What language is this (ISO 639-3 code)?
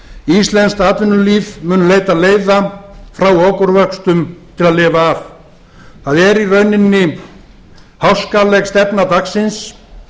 isl